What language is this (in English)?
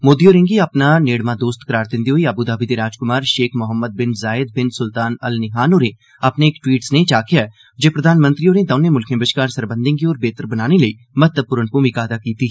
Dogri